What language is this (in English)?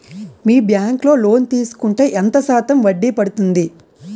Telugu